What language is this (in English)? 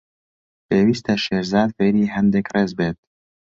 Central Kurdish